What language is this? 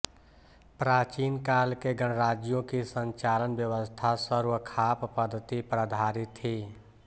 Hindi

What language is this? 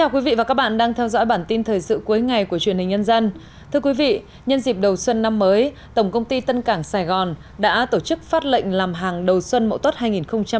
Vietnamese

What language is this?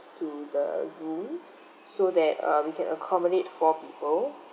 English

